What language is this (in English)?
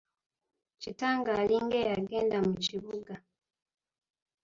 Ganda